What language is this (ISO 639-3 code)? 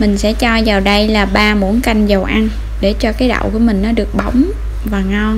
vie